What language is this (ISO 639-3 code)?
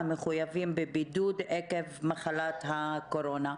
heb